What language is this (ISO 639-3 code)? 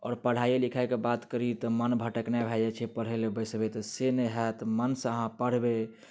mai